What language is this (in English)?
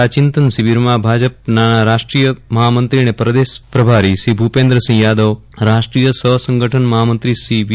Gujarati